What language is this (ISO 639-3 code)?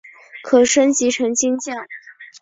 zho